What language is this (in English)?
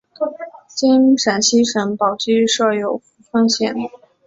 Chinese